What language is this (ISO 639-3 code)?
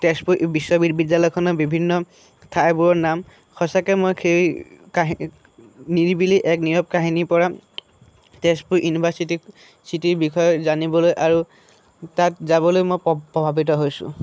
asm